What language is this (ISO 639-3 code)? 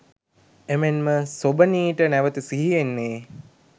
sin